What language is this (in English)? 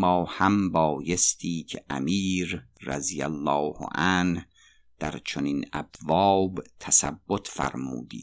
Persian